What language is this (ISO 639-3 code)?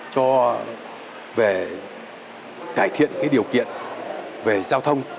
vie